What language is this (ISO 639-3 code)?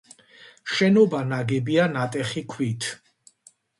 kat